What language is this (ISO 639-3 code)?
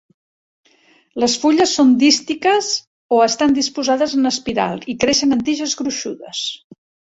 cat